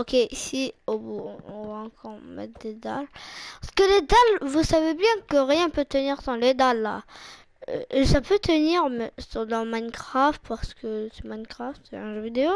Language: French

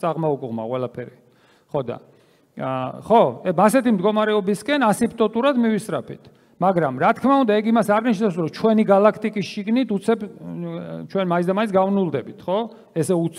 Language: Romanian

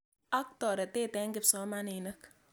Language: Kalenjin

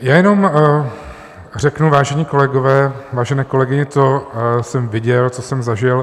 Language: Czech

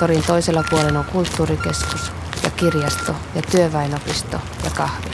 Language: Finnish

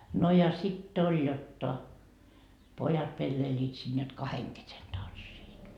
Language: Finnish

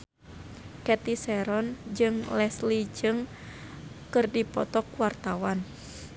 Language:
Sundanese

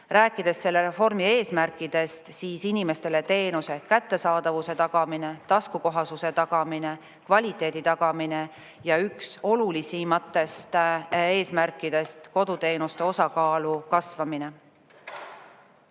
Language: Estonian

